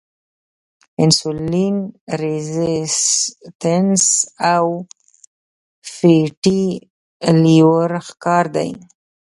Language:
Pashto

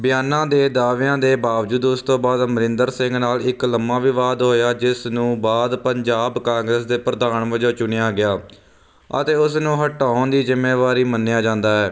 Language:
Punjabi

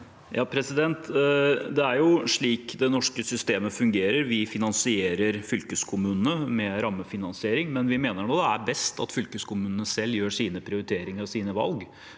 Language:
Norwegian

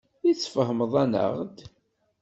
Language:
Kabyle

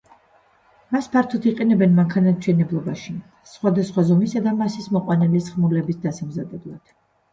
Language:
Georgian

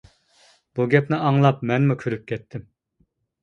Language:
Uyghur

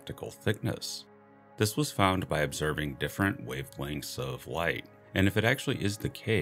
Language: English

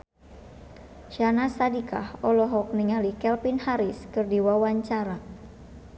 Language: Sundanese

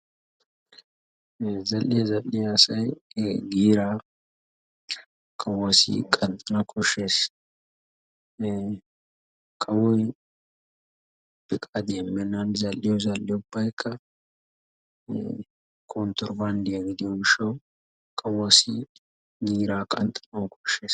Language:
Wolaytta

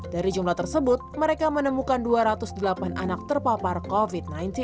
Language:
Indonesian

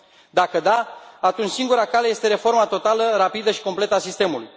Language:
Romanian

